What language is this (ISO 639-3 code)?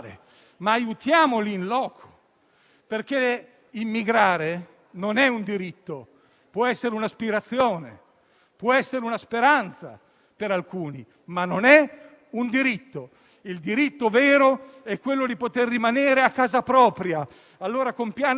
ita